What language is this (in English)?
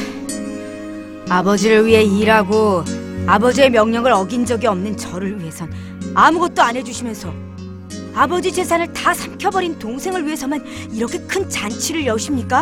Korean